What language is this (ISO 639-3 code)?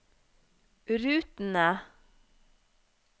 nor